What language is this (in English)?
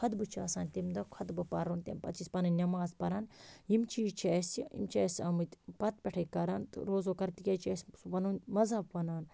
Kashmiri